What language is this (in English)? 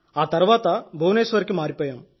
Telugu